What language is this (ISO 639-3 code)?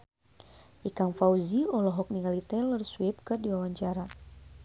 sun